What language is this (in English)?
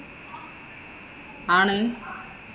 Malayalam